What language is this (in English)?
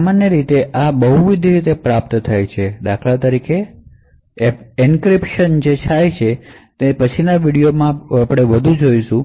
Gujarati